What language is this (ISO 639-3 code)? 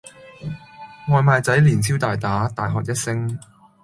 yue